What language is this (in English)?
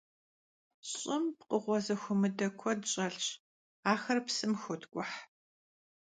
Kabardian